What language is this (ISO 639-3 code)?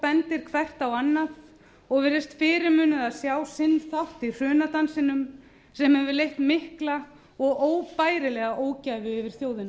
isl